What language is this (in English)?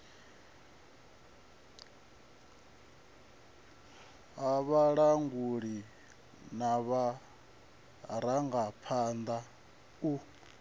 Venda